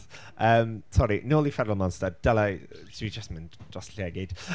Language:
Welsh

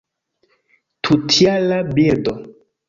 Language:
Esperanto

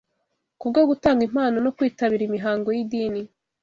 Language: Kinyarwanda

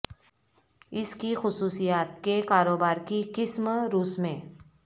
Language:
Urdu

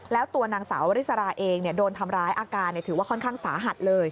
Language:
Thai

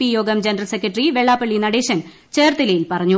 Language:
Malayalam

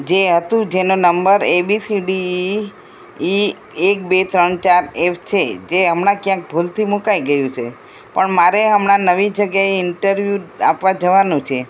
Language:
Gujarati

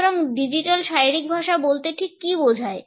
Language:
Bangla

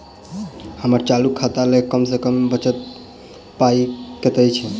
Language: Maithili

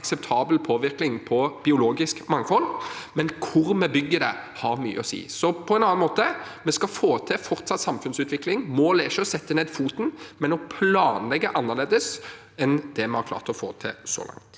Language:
Norwegian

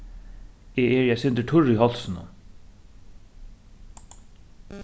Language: Faroese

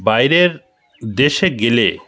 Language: Bangla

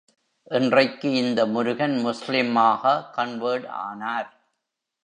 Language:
Tamil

